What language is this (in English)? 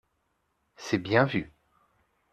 French